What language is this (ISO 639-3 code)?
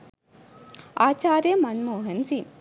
sin